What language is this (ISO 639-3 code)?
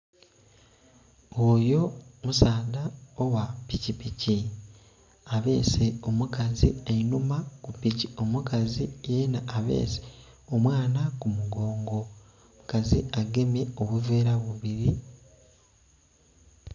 xog